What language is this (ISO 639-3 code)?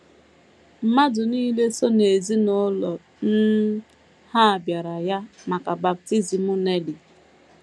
ibo